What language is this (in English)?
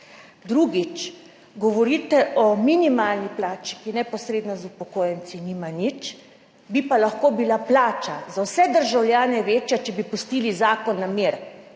Slovenian